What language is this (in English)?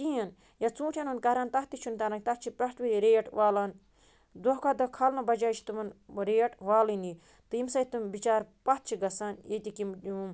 Kashmiri